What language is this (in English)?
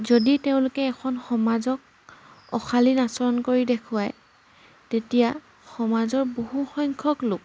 Assamese